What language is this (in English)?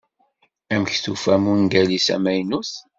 Kabyle